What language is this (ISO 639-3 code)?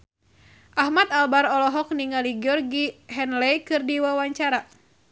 sun